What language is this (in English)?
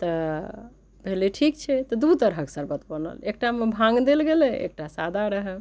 Maithili